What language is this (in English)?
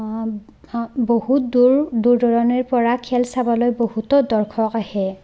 Assamese